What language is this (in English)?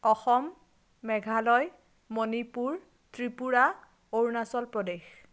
Assamese